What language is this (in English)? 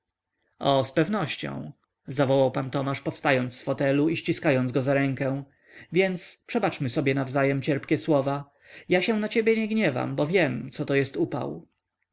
Polish